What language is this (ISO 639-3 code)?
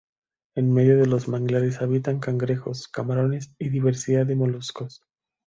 spa